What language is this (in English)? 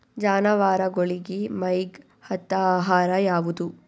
Kannada